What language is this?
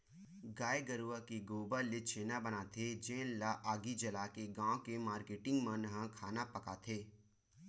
Chhattisgarhi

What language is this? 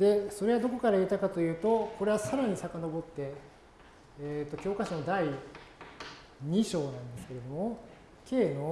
Japanese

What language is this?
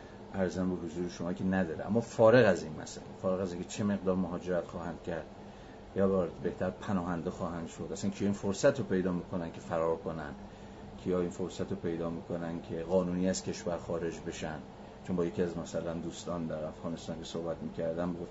Persian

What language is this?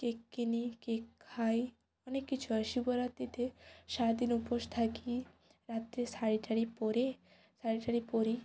Bangla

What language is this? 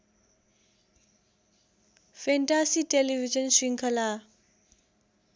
Nepali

